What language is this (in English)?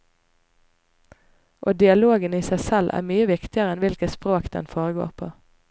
Norwegian